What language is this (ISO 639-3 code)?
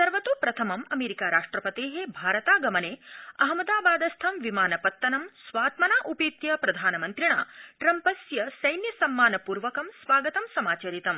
san